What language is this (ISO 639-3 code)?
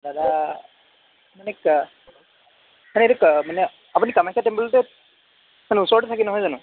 asm